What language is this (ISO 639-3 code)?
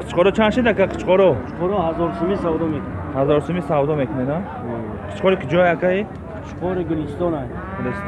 tur